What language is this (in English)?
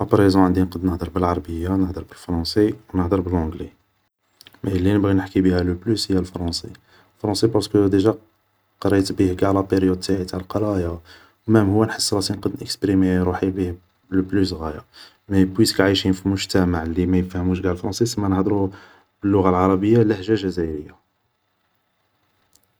Algerian Arabic